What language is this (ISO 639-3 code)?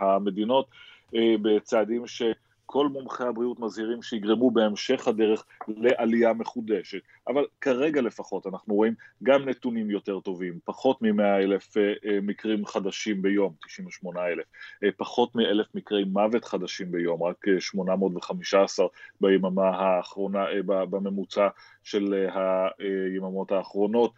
heb